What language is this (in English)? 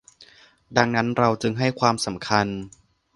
Thai